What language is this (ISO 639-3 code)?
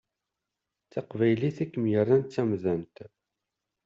kab